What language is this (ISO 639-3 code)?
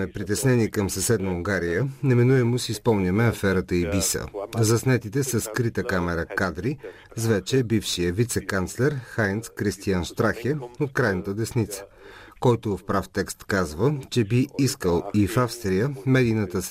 bul